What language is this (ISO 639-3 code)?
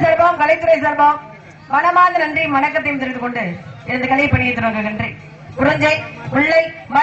ind